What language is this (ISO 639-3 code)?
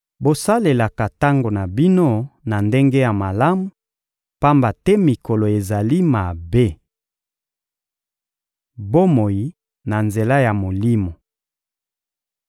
lin